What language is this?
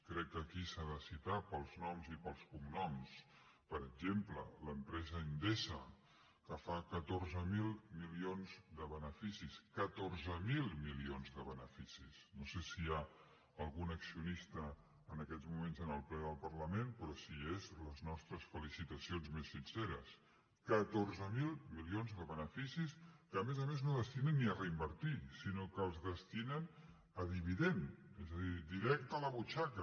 Catalan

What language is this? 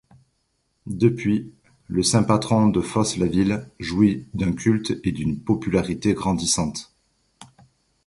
French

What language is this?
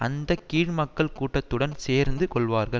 Tamil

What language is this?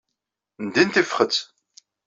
Kabyle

